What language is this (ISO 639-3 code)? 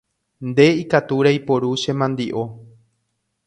grn